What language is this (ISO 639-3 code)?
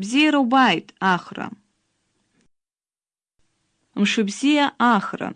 rus